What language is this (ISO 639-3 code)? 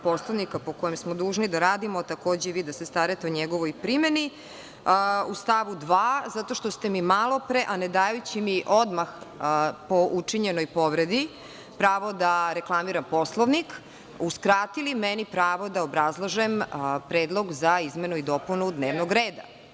srp